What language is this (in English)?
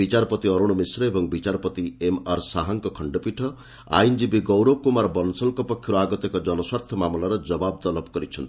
Odia